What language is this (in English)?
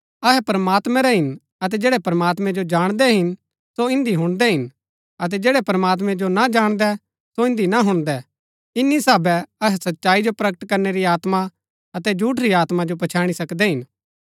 Gaddi